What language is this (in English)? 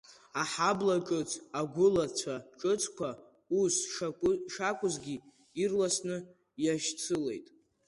Abkhazian